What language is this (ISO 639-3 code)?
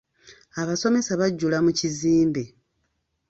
lug